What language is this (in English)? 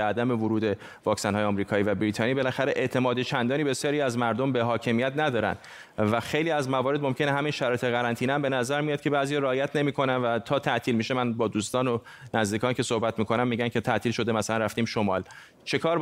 Persian